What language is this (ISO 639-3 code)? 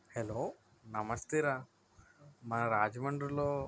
tel